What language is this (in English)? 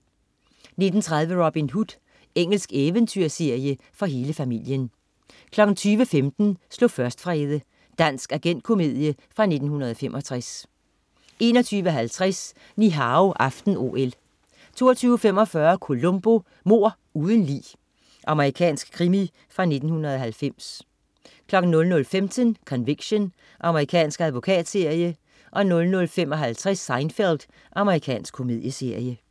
Danish